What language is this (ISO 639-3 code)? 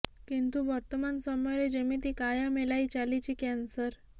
ori